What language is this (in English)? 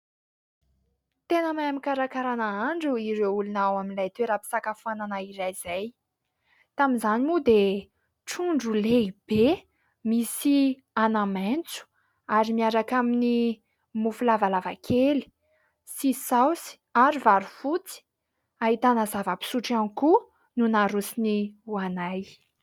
Malagasy